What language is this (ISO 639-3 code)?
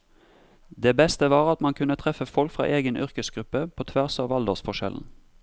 nor